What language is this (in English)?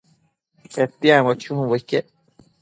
Matsés